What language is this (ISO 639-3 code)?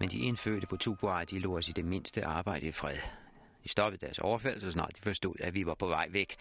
dan